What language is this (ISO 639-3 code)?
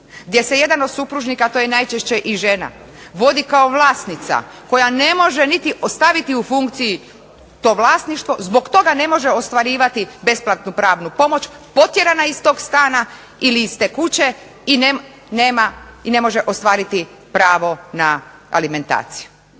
hrv